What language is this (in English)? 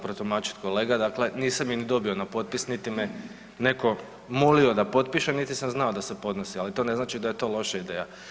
Croatian